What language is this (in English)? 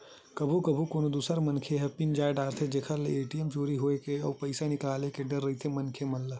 Chhattisgarhi